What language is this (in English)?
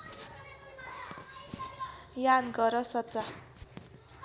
Nepali